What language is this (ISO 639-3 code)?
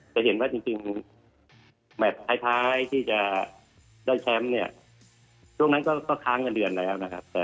tha